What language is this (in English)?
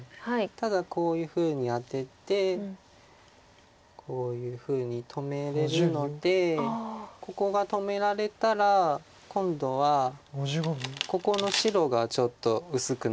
Japanese